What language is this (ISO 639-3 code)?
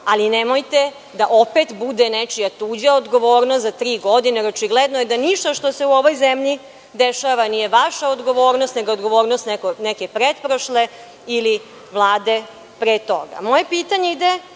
srp